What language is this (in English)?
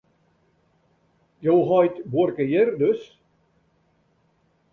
Western Frisian